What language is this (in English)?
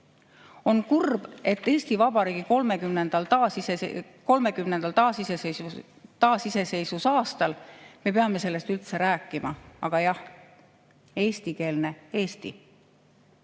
Estonian